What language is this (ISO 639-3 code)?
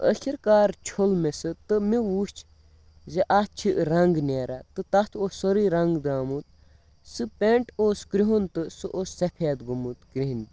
kas